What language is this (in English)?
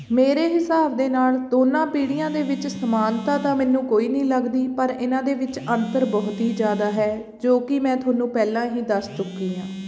Punjabi